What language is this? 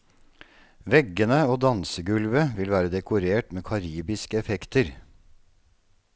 Norwegian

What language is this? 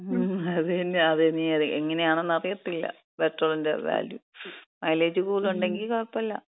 Malayalam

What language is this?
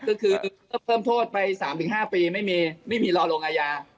Thai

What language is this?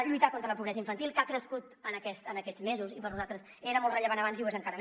Catalan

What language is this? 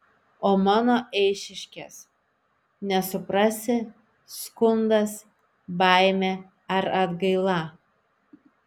Lithuanian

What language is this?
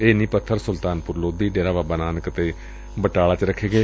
Punjabi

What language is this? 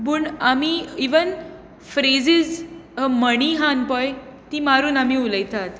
Konkani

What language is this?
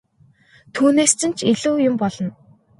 Mongolian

